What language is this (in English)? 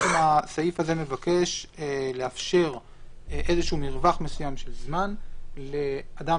Hebrew